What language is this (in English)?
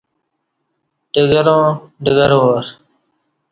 Kati